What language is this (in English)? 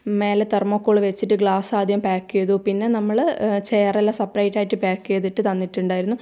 Malayalam